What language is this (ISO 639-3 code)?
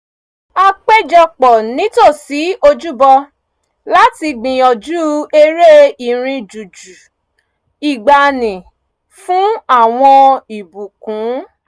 yor